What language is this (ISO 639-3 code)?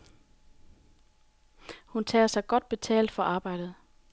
dan